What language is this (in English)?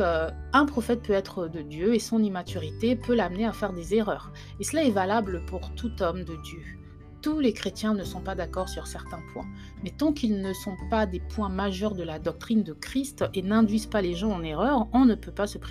French